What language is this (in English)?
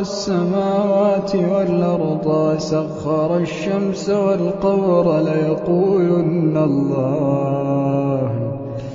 Arabic